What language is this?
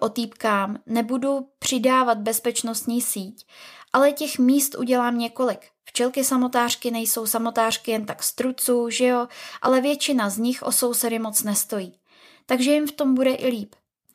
Czech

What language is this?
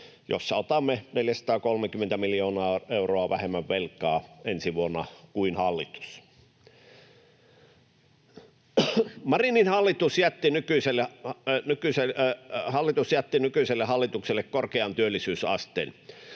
Finnish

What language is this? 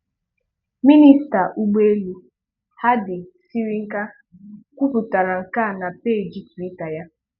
Igbo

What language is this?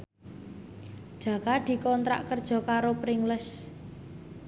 Javanese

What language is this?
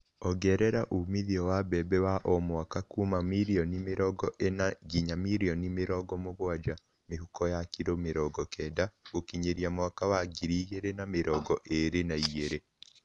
Kikuyu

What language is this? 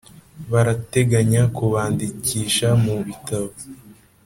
Kinyarwanda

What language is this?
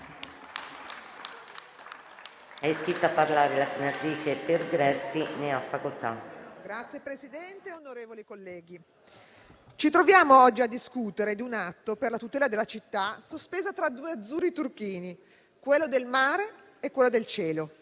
Italian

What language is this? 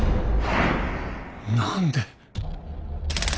Japanese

